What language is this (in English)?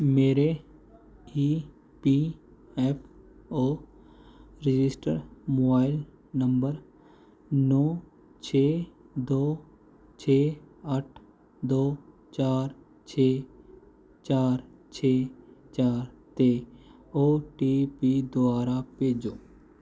Punjabi